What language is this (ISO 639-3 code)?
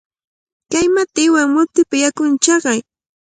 qvl